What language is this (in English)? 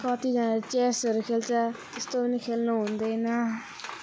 Nepali